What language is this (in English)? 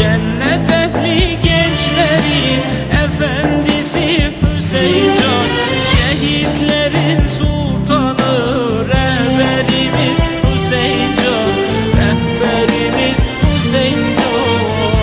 Turkish